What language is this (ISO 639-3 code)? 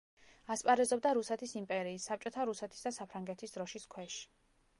kat